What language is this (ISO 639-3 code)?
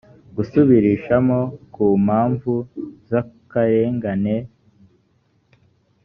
kin